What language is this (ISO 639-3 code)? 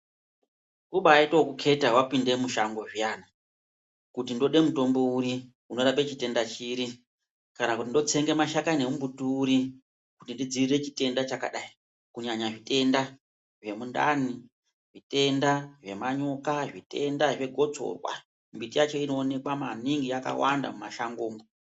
ndc